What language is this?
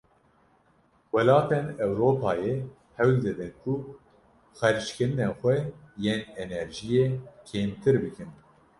Kurdish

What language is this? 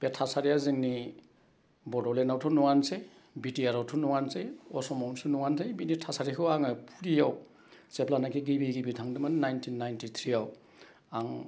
Bodo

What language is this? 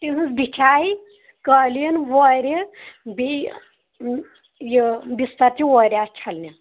Kashmiri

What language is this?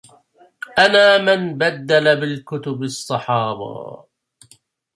Arabic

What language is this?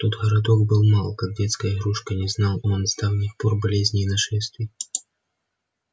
Russian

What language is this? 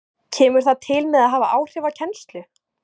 Icelandic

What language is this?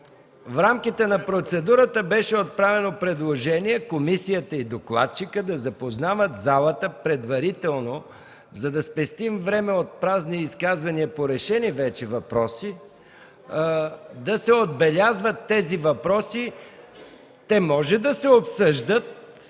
Bulgarian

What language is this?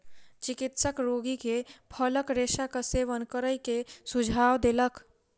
Maithili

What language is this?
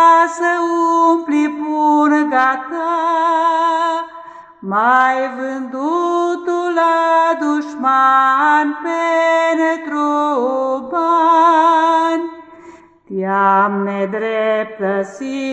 Romanian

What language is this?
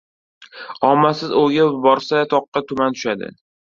Uzbek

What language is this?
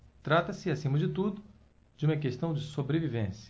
Portuguese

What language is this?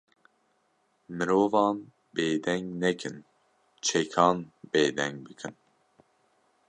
Kurdish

